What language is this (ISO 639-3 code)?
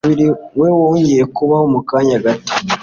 kin